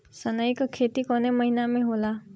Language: Bhojpuri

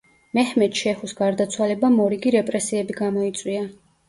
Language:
Georgian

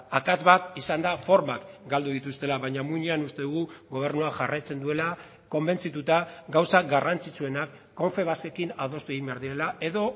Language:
Basque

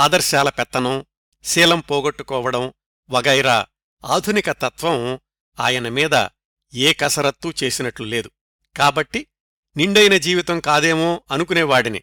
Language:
Telugu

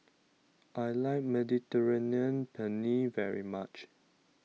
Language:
English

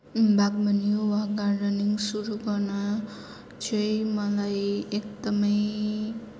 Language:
Nepali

